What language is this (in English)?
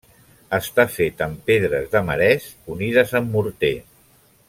Catalan